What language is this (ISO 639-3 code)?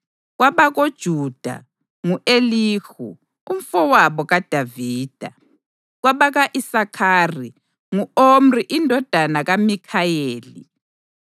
nde